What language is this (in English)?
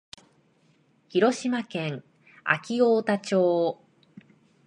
Japanese